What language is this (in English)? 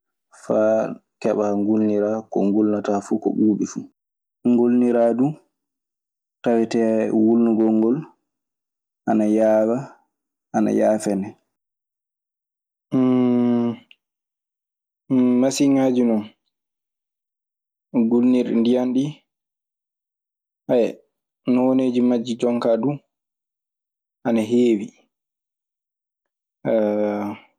Maasina Fulfulde